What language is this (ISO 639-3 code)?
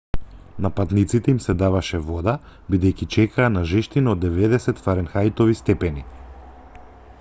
mkd